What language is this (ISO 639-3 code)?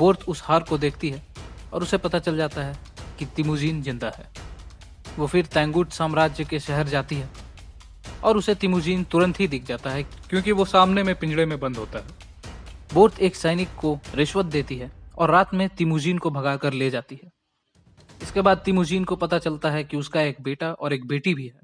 hin